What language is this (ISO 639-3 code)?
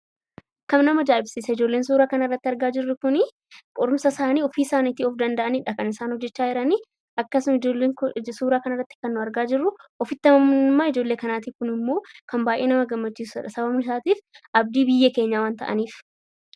orm